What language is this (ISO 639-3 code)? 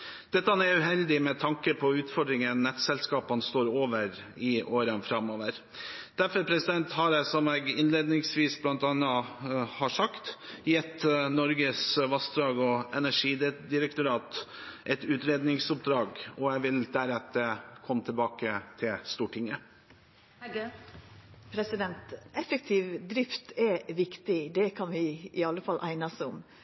nor